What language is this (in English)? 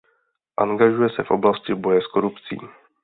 Czech